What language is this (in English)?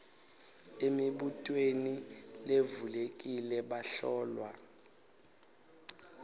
Swati